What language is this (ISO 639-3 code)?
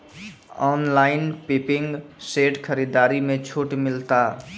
mai